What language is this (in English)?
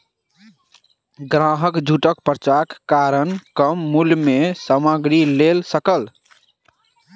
Maithili